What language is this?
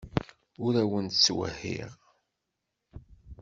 Kabyle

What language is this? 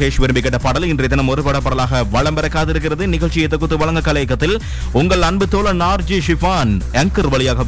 Tamil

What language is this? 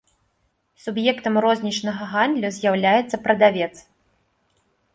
Belarusian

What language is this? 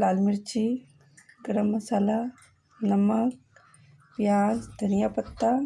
Hindi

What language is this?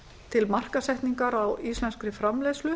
Icelandic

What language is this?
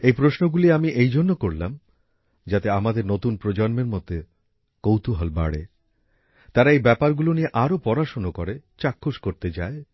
Bangla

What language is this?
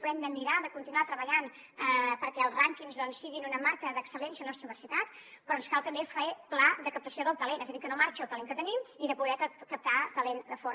Catalan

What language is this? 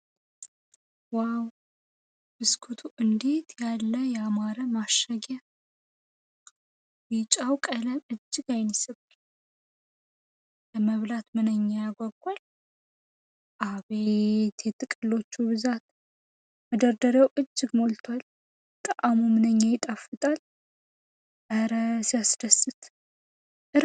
Amharic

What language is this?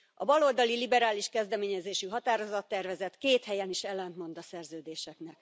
Hungarian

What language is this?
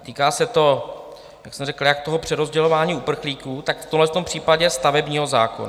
Czech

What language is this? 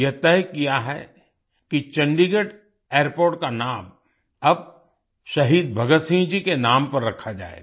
Hindi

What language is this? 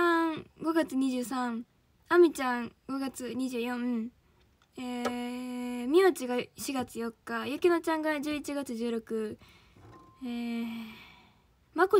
Japanese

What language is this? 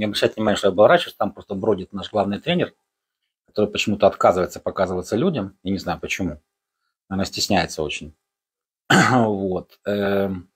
Russian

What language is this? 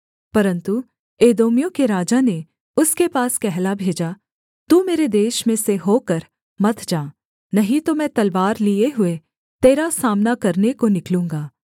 Hindi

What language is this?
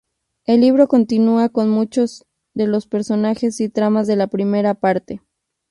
Spanish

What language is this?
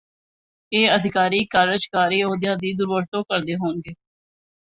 Punjabi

